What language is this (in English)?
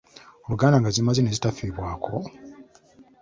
Ganda